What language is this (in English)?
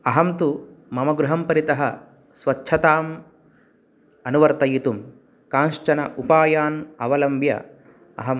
Sanskrit